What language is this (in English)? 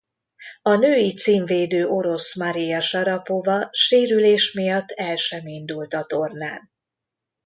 Hungarian